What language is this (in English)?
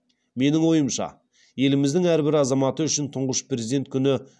Kazakh